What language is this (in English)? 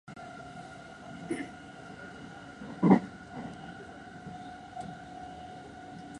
Japanese